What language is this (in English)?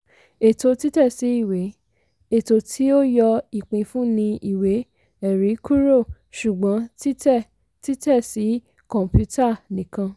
Yoruba